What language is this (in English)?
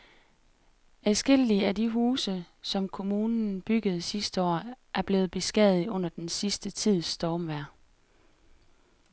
Danish